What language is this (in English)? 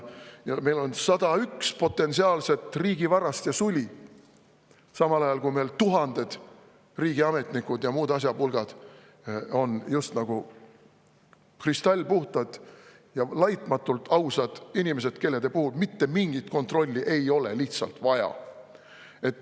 Estonian